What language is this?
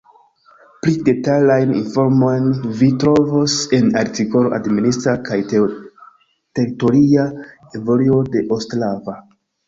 Esperanto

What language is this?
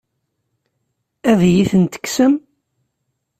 Kabyle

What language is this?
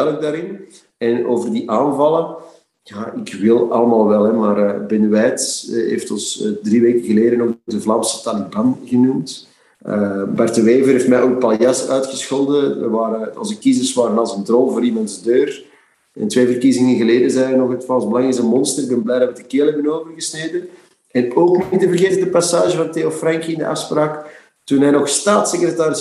Dutch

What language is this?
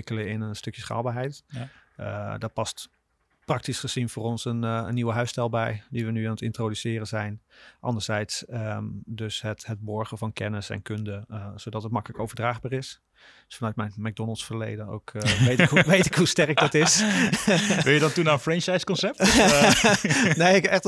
Dutch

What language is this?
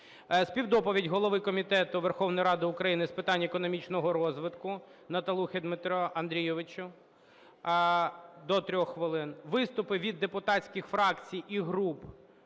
Ukrainian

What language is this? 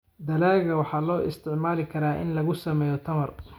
Somali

